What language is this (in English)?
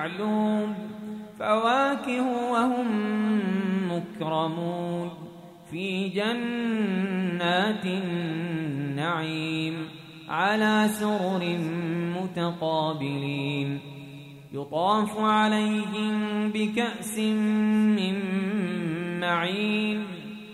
Arabic